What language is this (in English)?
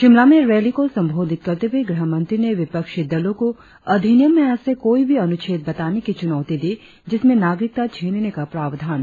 Hindi